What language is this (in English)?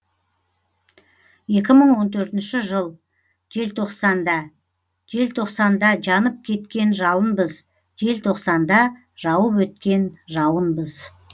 Kazakh